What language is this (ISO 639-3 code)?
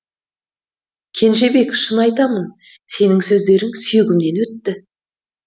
kaz